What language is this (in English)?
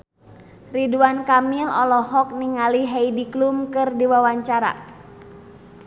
Sundanese